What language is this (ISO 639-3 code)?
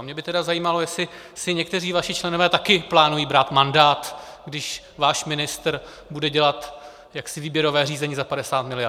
ces